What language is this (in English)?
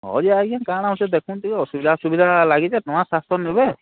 Odia